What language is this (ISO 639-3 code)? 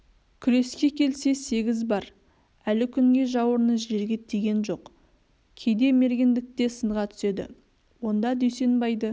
kaz